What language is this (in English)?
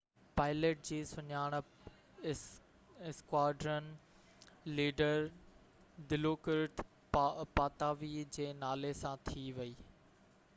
Sindhi